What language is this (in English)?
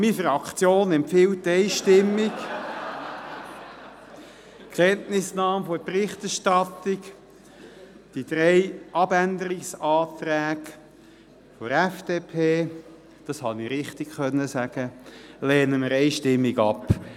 Swiss German